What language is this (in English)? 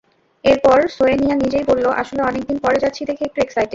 Bangla